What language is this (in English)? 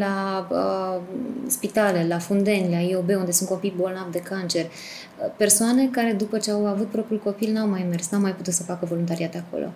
Romanian